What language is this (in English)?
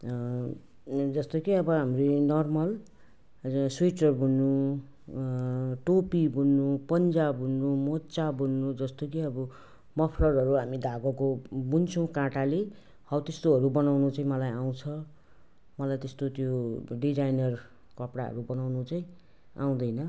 Nepali